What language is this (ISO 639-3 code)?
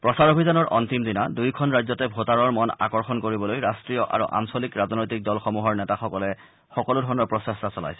asm